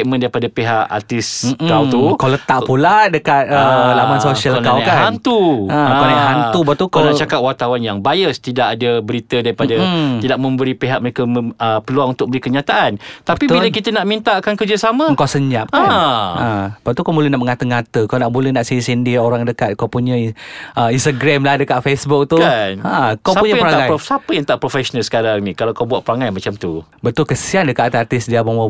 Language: Malay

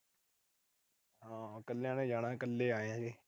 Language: Punjabi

